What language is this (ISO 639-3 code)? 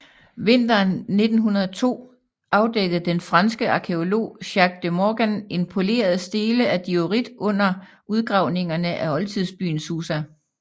dan